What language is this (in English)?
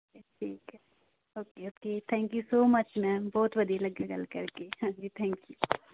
Punjabi